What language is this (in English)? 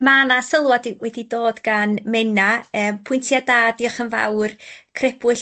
Welsh